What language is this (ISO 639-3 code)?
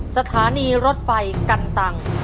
tha